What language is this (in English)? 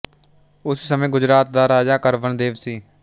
Punjabi